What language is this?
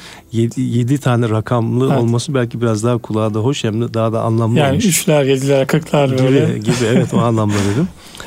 Turkish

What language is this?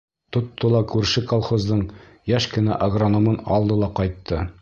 Bashkir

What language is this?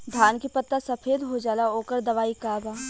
Bhojpuri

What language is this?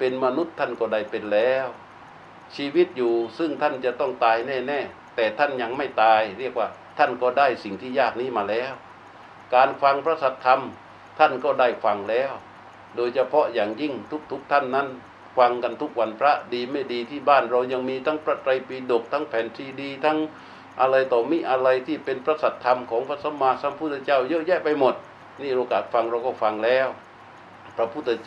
Thai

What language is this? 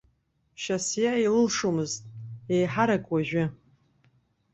Abkhazian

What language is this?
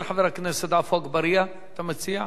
Hebrew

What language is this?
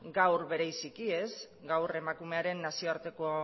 Basque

